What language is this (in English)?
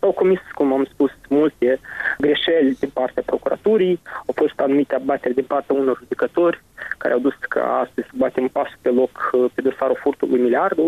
Romanian